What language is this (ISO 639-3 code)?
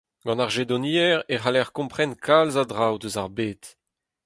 bre